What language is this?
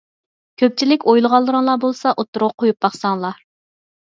Uyghur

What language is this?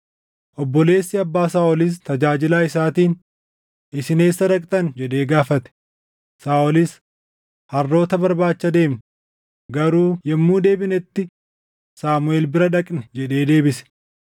Oromo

